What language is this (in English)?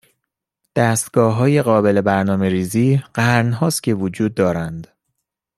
Persian